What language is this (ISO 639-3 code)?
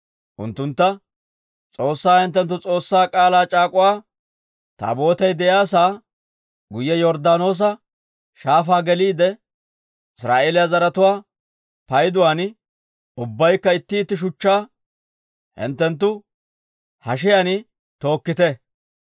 dwr